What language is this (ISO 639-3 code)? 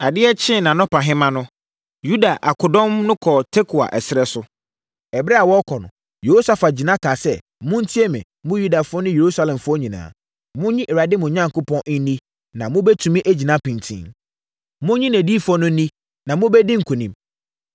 aka